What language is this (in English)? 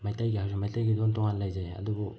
Manipuri